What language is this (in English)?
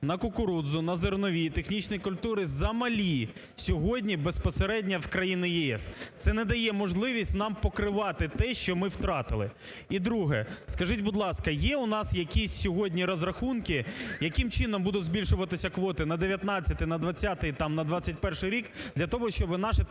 Ukrainian